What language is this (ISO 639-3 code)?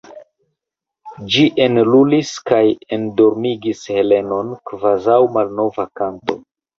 epo